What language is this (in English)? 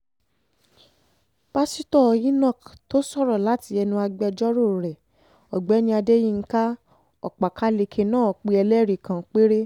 Yoruba